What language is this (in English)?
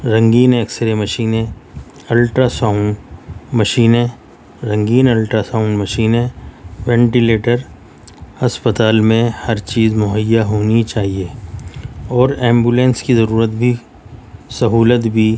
Urdu